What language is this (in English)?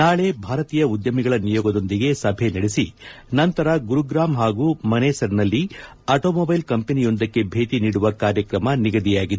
Kannada